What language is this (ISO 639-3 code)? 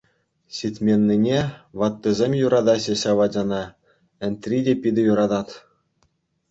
chv